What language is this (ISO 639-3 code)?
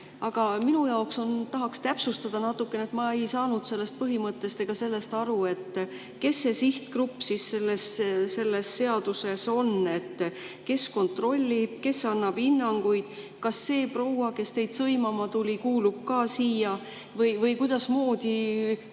est